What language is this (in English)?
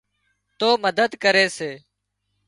Wadiyara Koli